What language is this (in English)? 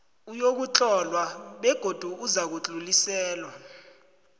South Ndebele